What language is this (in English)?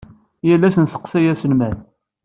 Kabyle